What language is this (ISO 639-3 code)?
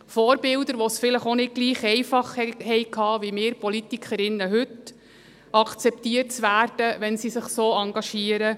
gsw